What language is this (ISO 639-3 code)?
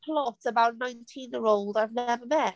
eng